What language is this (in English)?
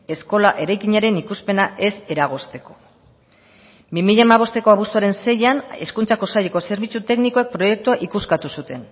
Basque